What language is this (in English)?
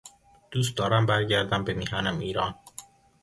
Persian